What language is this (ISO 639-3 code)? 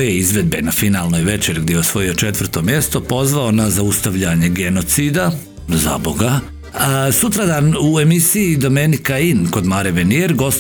hrv